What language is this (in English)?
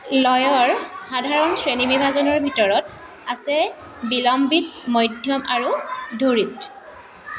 Assamese